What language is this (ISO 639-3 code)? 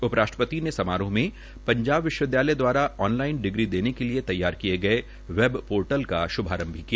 hin